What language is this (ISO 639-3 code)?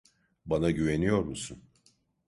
tur